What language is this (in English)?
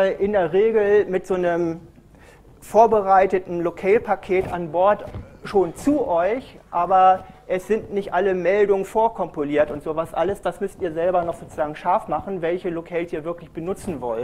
German